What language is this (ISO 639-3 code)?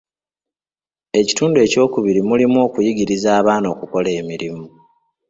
lug